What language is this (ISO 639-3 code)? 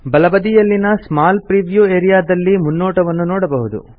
kan